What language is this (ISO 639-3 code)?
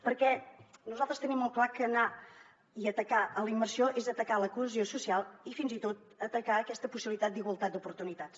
cat